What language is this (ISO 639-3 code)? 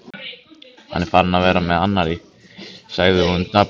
isl